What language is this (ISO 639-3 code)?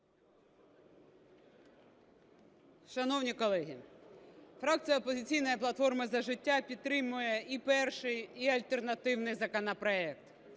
ukr